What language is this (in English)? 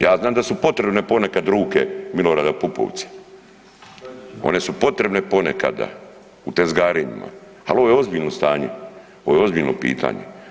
Croatian